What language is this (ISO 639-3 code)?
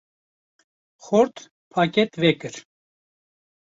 kur